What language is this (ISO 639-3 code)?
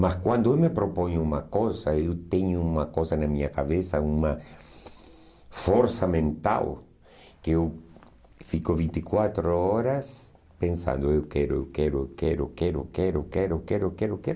por